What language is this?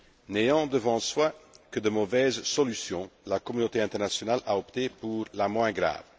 French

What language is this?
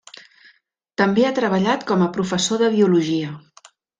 Catalan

